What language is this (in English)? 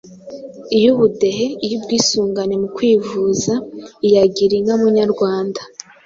Kinyarwanda